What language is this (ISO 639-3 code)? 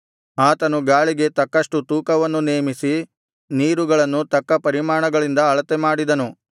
kan